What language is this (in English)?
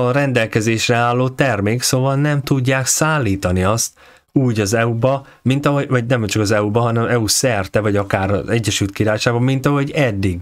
Hungarian